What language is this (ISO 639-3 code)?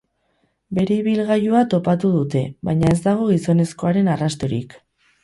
eus